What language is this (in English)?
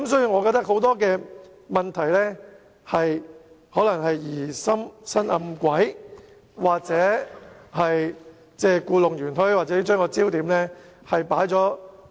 Cantonese